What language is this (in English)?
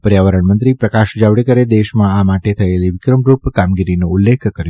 Gujarati